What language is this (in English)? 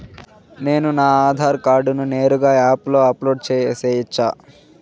Telugu